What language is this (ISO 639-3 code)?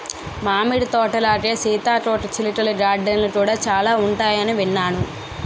tel